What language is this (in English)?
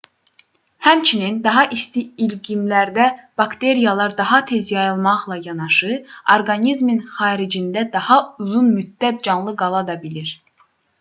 Azerbaijani